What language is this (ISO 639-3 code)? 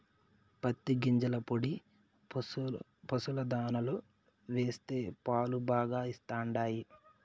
tel